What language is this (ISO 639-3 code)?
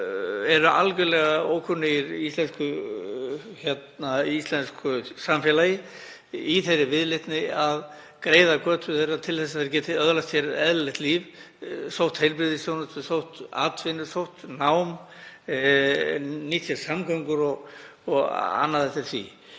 isl